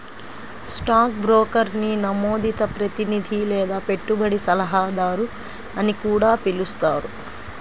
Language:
Telugu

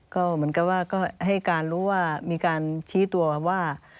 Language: Thai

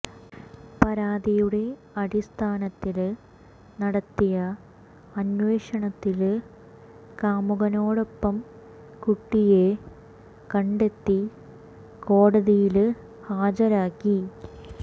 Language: Malayalam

